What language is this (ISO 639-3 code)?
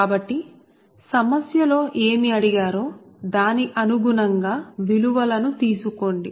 tel